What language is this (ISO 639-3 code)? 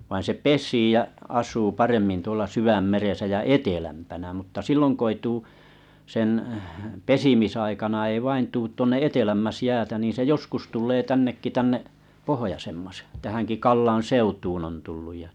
fin